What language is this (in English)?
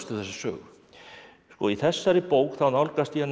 Icelandic